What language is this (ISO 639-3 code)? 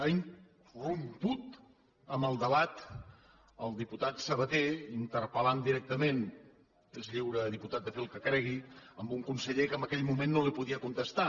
cat